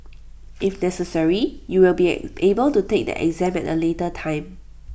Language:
English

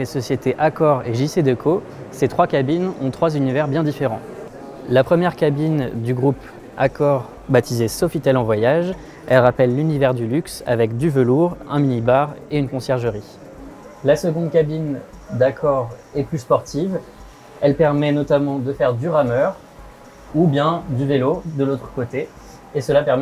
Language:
French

